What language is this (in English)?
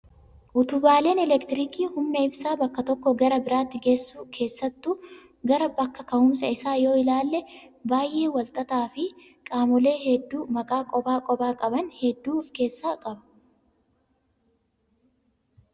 Oromo